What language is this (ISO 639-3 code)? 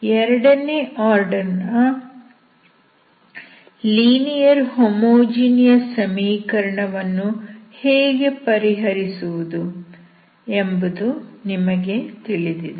kan